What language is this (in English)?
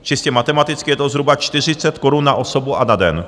Czech